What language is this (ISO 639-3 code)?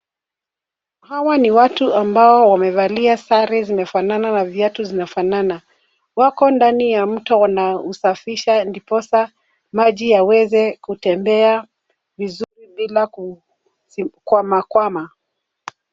swa